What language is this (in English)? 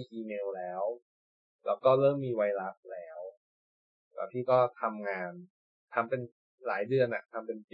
Thai